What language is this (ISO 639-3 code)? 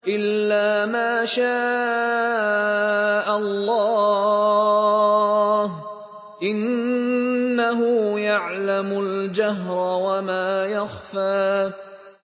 ara